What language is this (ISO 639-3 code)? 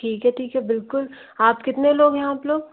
hin